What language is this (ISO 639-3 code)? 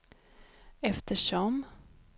swe